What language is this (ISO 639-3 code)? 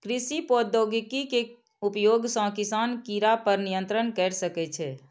mai